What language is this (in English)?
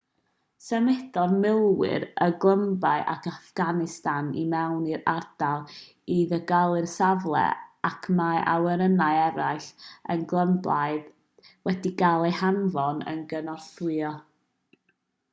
Welsh